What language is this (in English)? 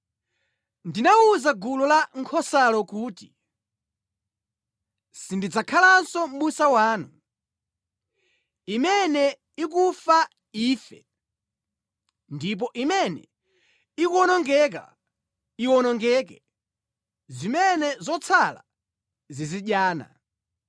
Nyanja